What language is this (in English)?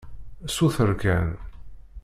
Kabyle